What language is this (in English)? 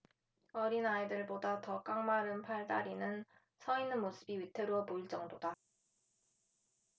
Korean